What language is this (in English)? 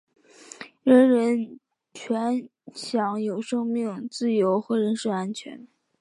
Chinese